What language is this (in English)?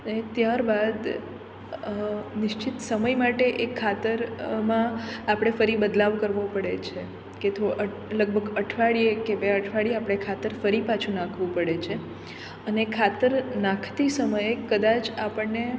Gujarati